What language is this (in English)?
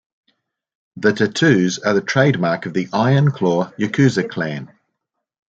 English